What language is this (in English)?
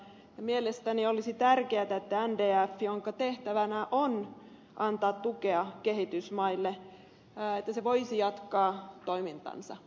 Finnish